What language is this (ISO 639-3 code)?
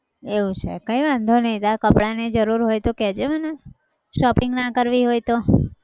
guj